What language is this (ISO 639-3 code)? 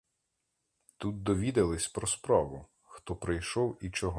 ukr